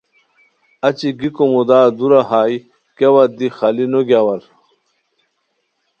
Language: Khowar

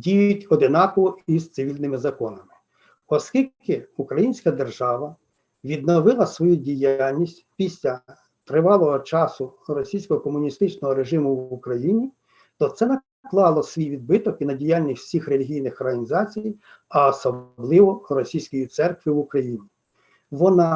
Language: Ukrainian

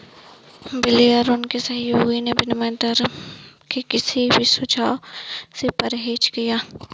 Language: Hindi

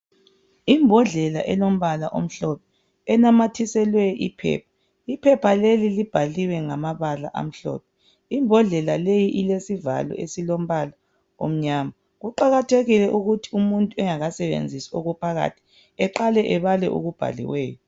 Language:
North Ndebele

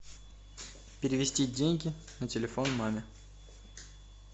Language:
Russian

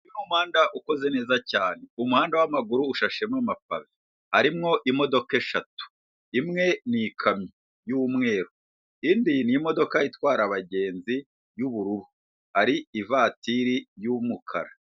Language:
Kinyarwanda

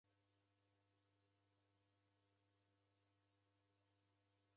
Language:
Taita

